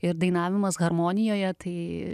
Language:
Lithuanian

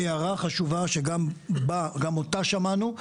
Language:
Hebrew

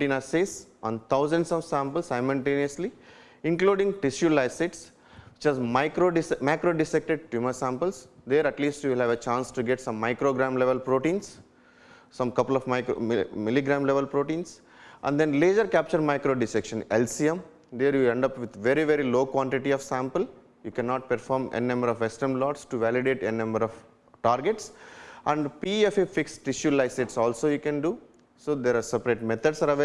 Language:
English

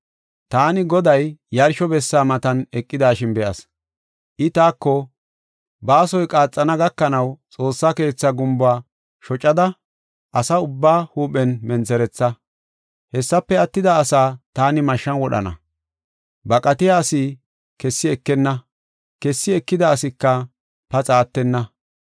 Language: Gofa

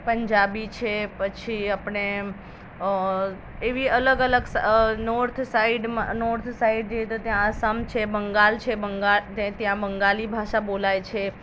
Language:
Gujarati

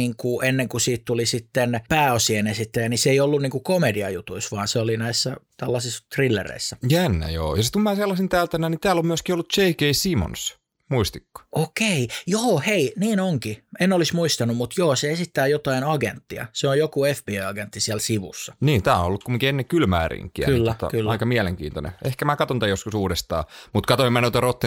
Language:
Finnish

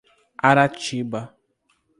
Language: Portuguese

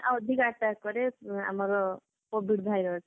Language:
Odia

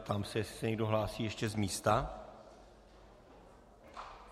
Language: Czech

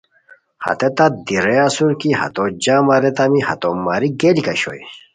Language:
Khowar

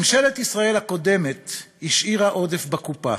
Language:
Hebrew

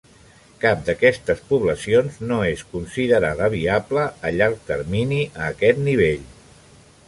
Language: Catalan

